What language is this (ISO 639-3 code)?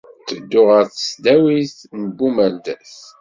kab